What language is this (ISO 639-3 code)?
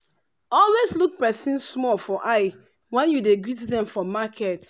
pcm